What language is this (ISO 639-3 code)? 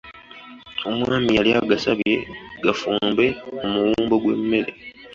lug